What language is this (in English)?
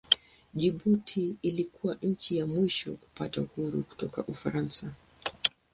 Swahili